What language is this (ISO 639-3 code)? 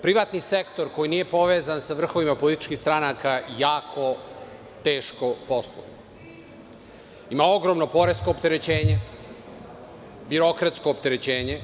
srp